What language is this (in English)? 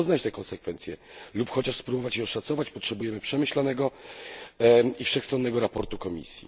Polish